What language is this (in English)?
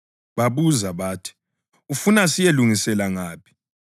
North Ndebele